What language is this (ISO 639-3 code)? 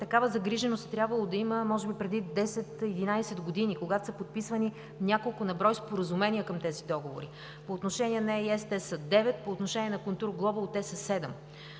bul